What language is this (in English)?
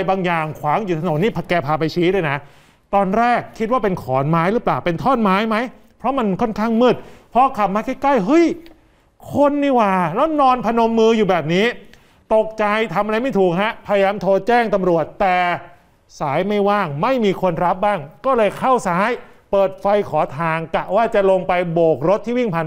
Thai